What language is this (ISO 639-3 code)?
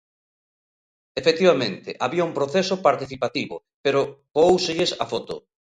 glg